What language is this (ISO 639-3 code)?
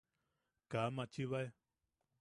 yaq